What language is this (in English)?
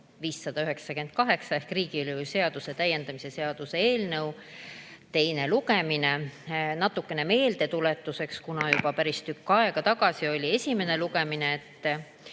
Estonian